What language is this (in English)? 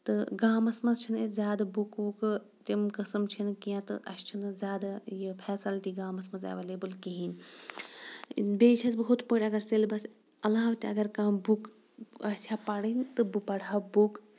Kashmiri